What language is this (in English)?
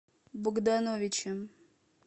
Russian